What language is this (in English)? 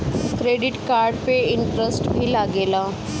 Bhojpuri